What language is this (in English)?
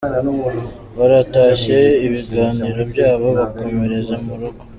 Kinyarwanda